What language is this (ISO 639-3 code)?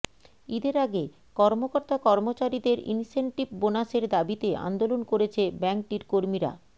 ben